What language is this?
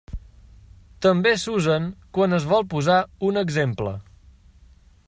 Catalan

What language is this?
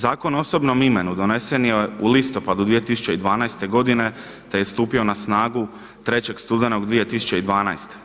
Croatian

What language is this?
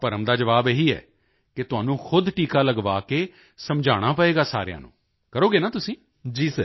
Punjabi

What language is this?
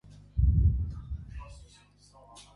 Armenian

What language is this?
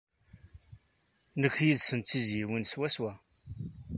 Kabyle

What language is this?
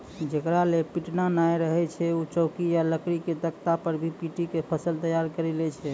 Maithili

